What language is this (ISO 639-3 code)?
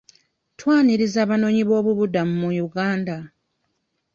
lug